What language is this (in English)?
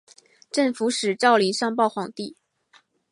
Chinese